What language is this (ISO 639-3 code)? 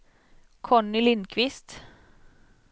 swe